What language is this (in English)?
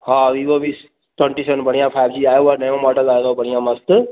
Sindhi